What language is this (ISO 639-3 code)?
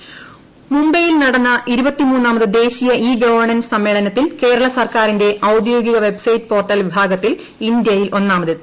mal